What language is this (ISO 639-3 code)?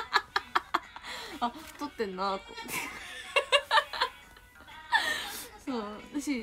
jpn